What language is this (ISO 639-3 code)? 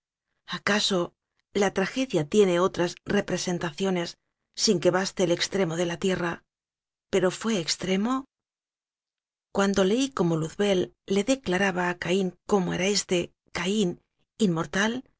spa